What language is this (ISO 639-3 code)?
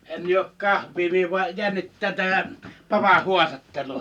fin